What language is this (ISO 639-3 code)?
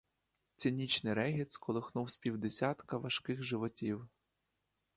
ukr